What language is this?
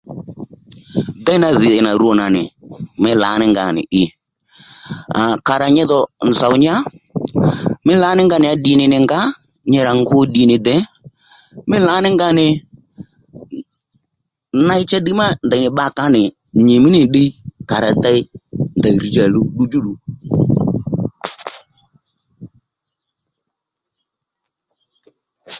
Lendu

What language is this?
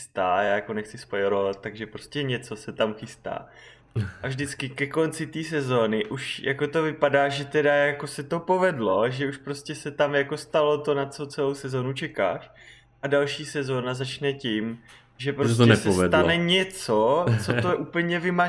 Czech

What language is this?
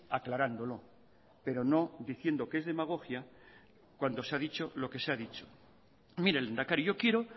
Spanish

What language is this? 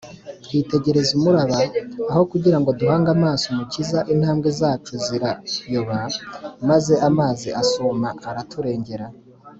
Kinyarwanda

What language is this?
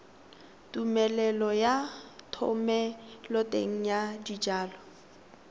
Tswana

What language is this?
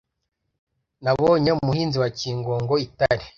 Kinyarwanda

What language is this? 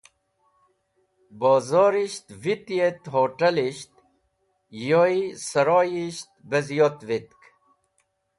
Wakhi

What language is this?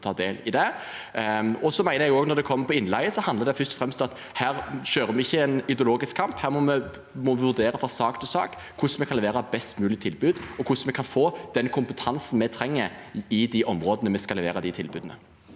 Norwegian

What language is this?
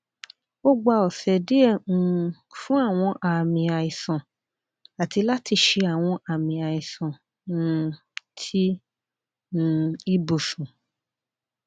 Yoruba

